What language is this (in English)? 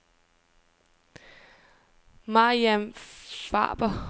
Danish